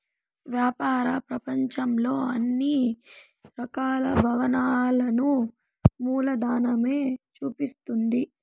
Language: Telugu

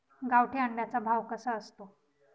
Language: Marathi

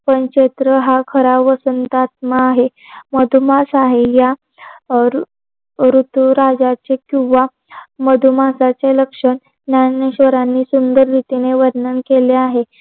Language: Marathi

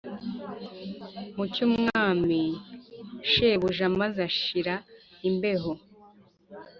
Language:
Kinyarwanda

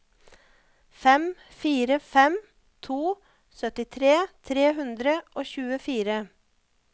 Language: Norwegian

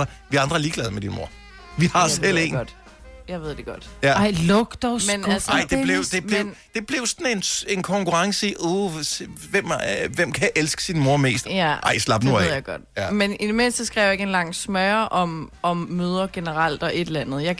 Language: Danish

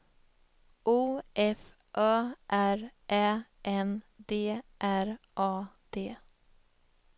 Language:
Swedish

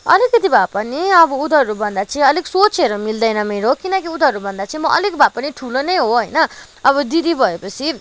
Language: Nepali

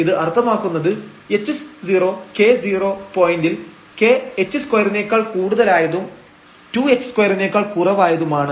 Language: Malayalam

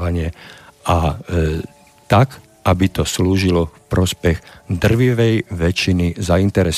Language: Slovak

